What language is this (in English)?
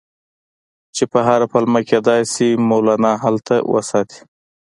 Pashto